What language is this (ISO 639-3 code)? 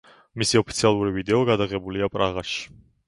kat